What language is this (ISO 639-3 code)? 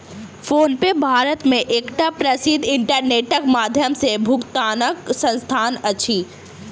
mai